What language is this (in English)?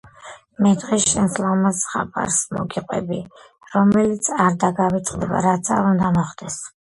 Georgian